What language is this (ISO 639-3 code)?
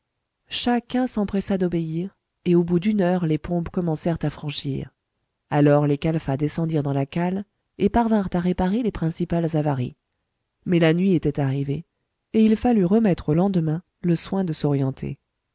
fra